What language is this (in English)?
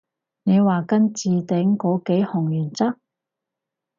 Cantonese